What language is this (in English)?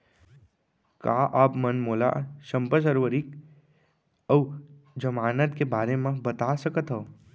Chhattisgarhi